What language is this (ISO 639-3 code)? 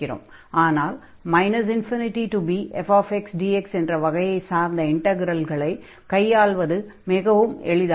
tam